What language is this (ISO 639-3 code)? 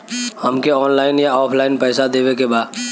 bho